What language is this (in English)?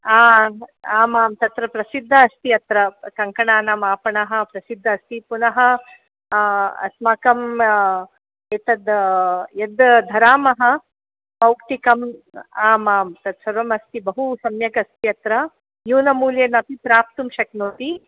Sanskrit